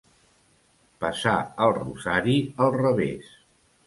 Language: Catalan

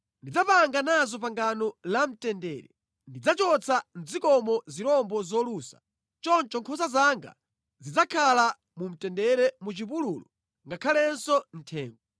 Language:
Nyanja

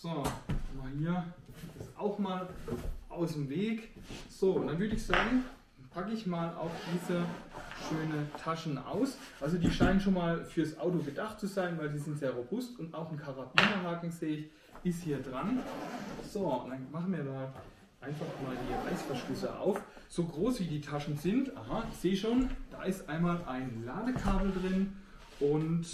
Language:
German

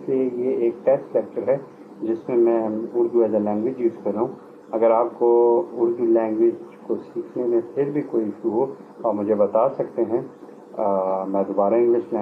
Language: Hindi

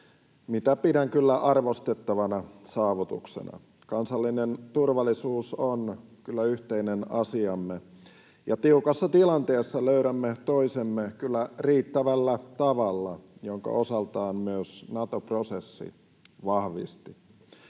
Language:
Finnish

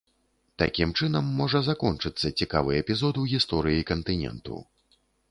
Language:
Belarusian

